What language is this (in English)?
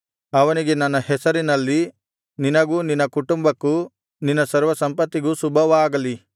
Kannada